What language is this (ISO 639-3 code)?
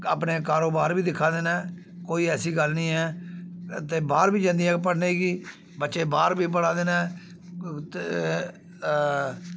doi